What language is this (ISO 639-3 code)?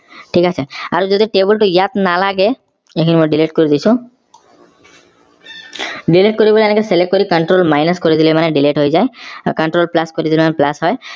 asm